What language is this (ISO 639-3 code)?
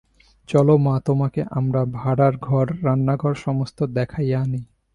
ben